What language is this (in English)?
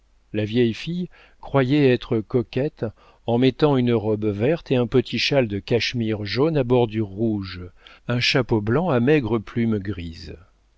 French